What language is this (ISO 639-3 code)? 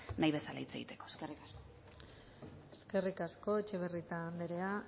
eus